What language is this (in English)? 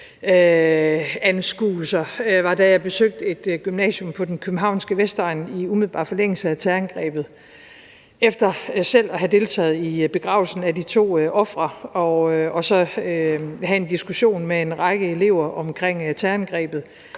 Danish